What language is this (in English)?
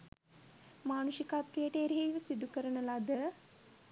Sinhala